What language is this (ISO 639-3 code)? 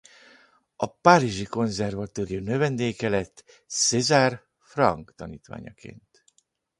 hun